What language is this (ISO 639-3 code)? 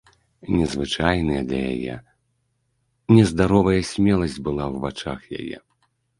bel